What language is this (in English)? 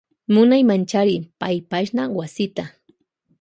Loja Highland Quichua